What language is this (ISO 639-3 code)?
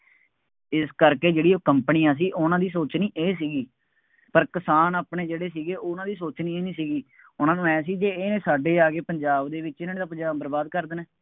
pan